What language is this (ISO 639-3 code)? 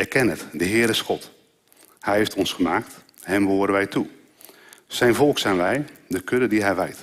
nld